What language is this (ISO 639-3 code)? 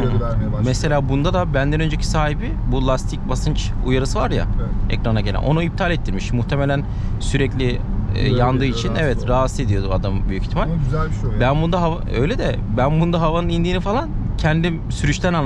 tur